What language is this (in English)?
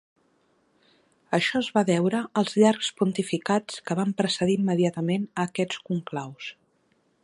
Catalan